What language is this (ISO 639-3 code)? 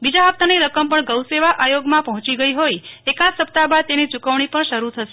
guj